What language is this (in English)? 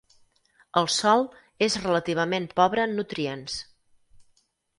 Catalan